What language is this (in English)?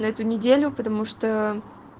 Russian